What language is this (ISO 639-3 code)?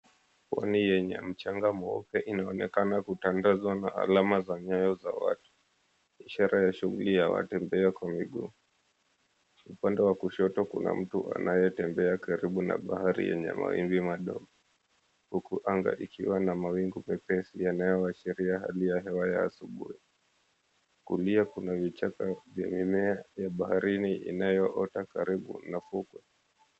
swa